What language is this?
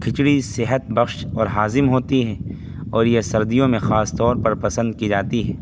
Urdu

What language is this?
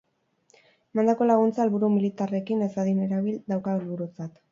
Basque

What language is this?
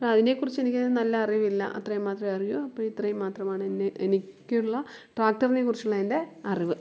Malayalam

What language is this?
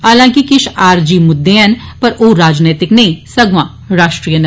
Dogri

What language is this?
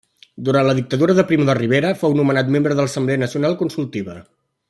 Catalan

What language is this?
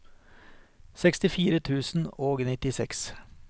Norwegian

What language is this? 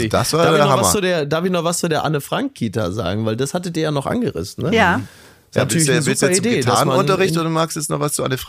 German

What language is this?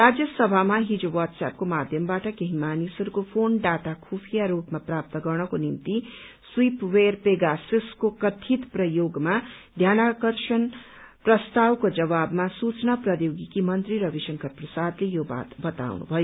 Nepali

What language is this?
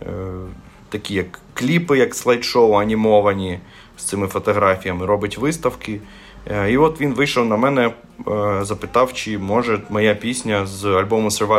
Ukrainian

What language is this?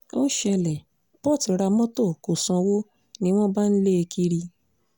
Yoruba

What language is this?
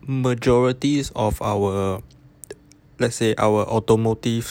English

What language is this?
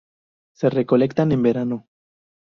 Spanish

